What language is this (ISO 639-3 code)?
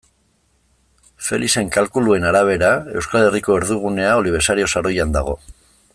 eus